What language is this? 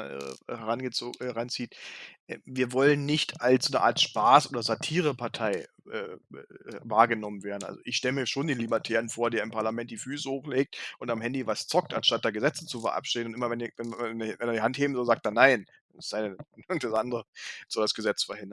German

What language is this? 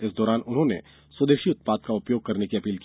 Hindi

